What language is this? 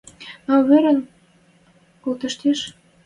Western Mari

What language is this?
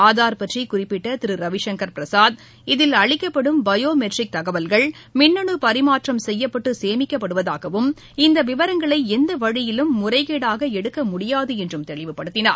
Tamil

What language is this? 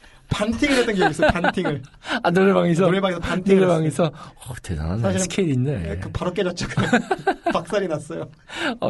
Korean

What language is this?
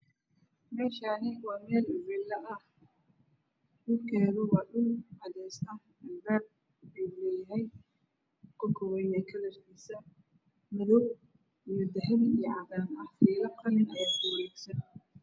Somali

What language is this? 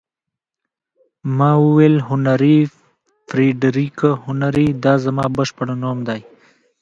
Pashto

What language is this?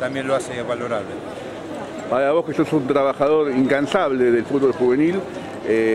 Spanish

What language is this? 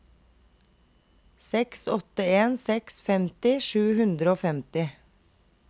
Norwegian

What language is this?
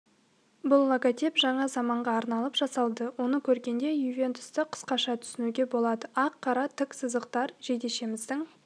Kazakh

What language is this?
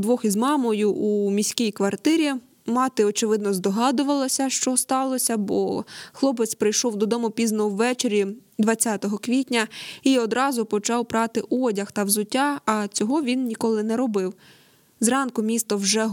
Ukrainian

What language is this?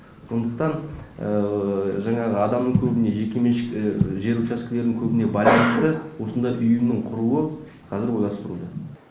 Kazakh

